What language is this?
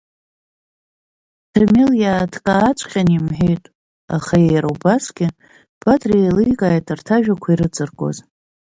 Abkhazian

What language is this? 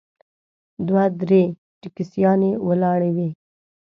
Pashto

